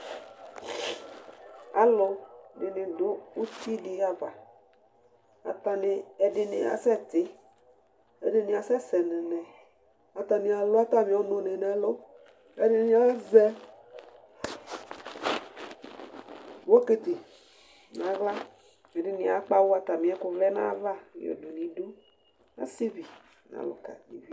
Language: Ikposo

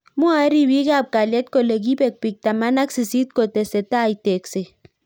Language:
Kalenjin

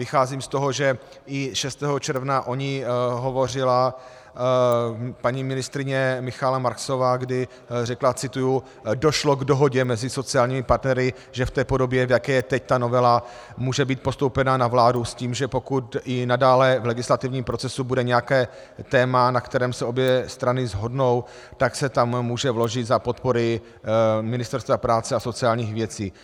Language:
Czech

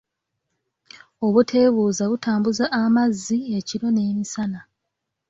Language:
Ganda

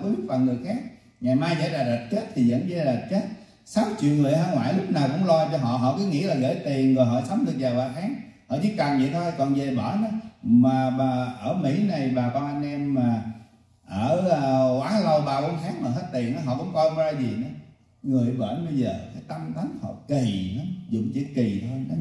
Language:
Vietnamese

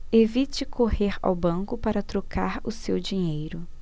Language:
Portuguese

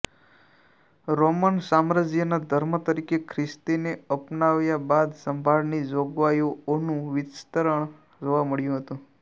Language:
Gujarati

